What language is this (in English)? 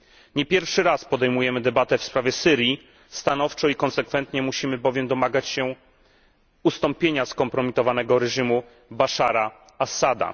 Polish